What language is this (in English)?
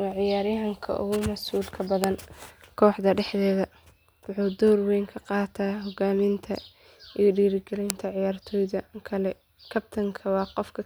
Somali